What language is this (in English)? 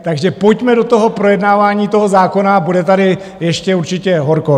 Czech